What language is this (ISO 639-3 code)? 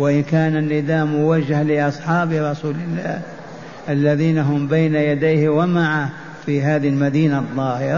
ara